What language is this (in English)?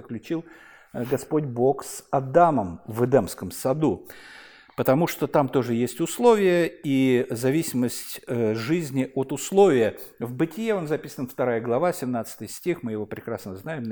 Russian